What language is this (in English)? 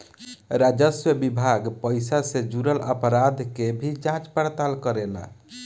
Bhojpuri